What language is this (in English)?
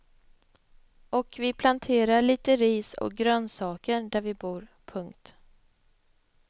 Swedish